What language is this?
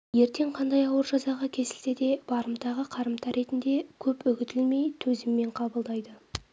Kazakh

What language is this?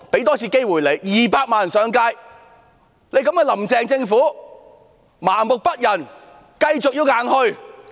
Cantonese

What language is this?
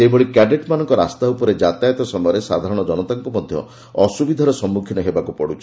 Odia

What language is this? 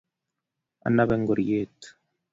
Kalenjin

